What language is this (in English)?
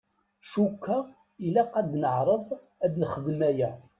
Kabyle